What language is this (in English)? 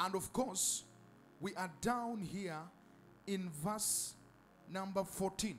English